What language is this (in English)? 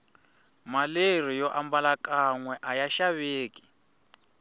Tsonga